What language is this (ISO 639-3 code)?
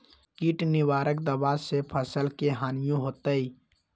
mag